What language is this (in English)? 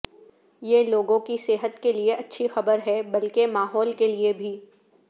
Urdu